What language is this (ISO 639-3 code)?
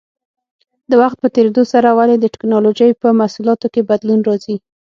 pus